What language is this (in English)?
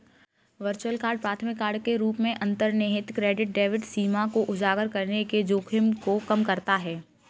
Hindi